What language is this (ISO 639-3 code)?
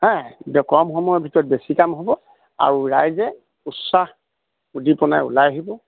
asm